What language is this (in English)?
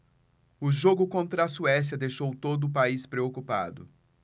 Portuguese